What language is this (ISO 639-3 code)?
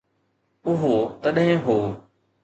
snd